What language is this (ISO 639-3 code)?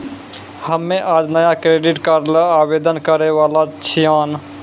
mai